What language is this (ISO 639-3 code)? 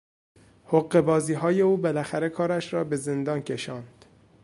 fas